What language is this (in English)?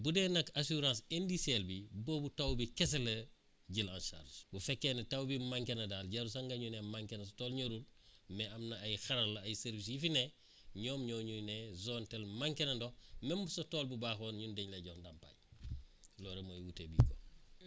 Wolof